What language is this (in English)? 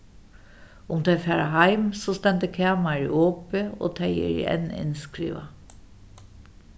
Faroese